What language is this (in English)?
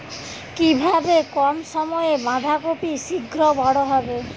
Bangla